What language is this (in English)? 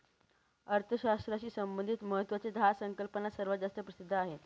Marathi